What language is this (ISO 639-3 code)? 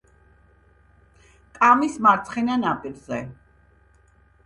kat